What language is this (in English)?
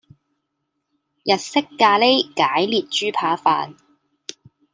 Cantonese